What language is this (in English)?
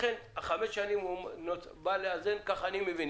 Hebrew